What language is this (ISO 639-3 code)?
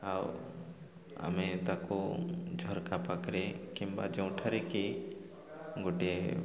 ori